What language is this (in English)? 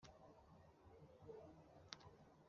Kinyarwanda